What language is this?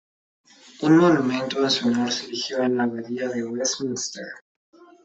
Spanish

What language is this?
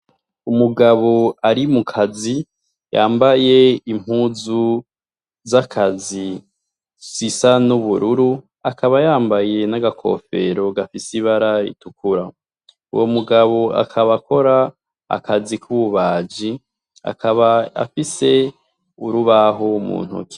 Rundi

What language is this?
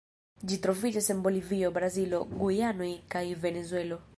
Esperanto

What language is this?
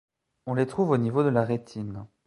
French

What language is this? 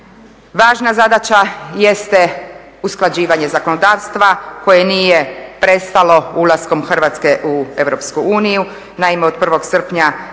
Croatian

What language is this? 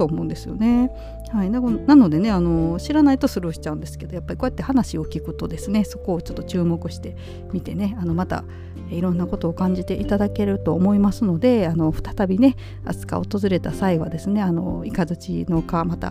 Japanese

